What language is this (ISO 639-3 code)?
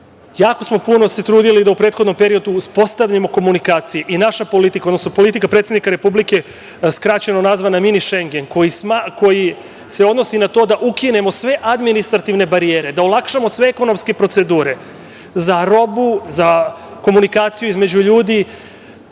srp